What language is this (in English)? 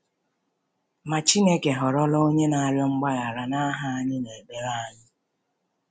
Igbo